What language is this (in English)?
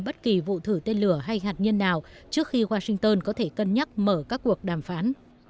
Vietnamese